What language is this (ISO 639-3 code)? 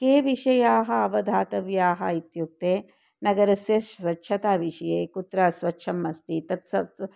san